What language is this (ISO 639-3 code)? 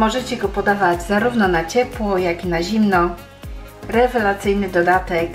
pol